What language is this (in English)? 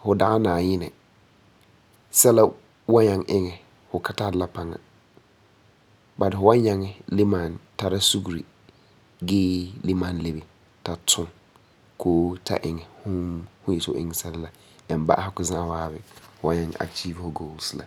Frafra